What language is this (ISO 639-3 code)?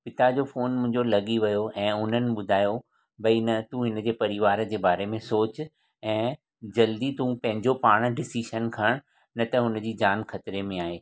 snd